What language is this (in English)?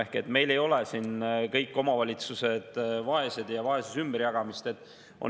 Estonian